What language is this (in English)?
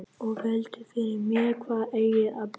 Icelandic